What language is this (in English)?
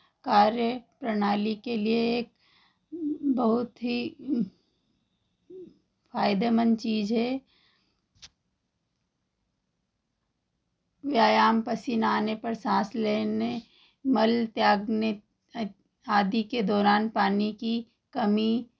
Hindi